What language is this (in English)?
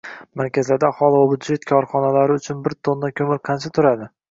Uzbek